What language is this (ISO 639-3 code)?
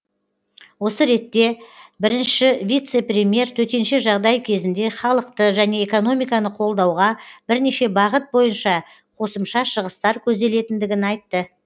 kaz